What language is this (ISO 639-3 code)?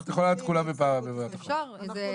heb